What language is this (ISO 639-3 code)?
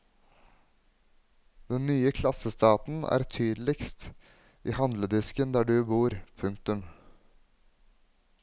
nor